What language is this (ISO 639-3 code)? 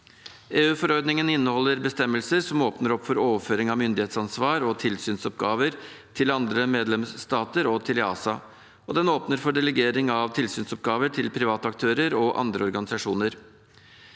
nor